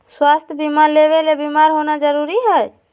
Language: Magahi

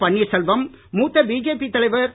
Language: Tamil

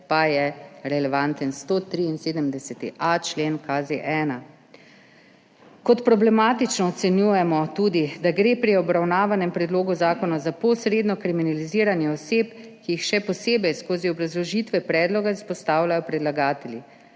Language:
Slovenian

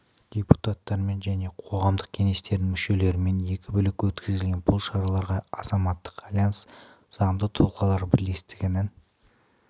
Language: Kazakh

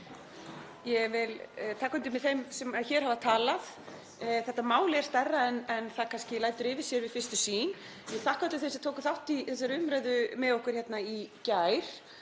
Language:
Icelandic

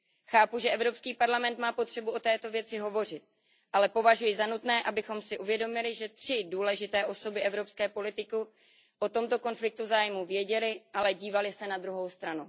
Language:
Czech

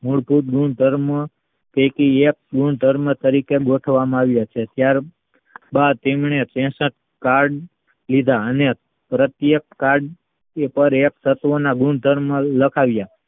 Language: Gujarati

